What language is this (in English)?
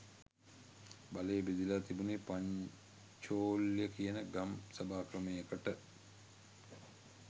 Sinhala